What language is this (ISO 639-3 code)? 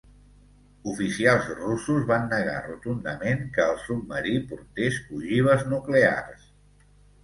cat